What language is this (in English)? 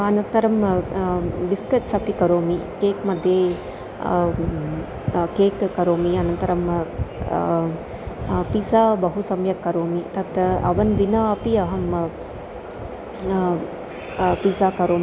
Sanskrit